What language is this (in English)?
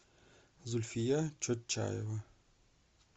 Russian